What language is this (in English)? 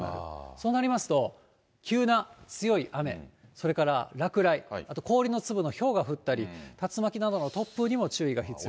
Japanese